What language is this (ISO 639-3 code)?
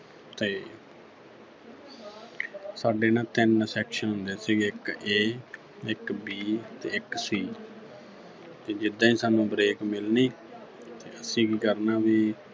pan